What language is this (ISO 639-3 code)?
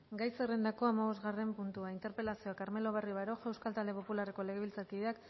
eus